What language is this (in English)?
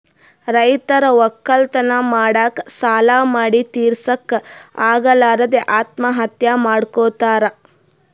Kannada